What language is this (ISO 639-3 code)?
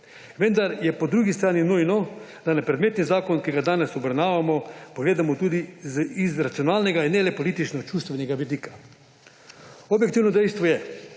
slv